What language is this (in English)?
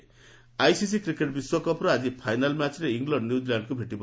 Odia